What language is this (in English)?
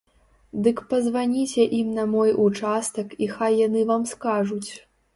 Belarusian